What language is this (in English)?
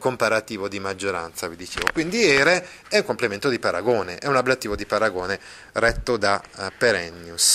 Italian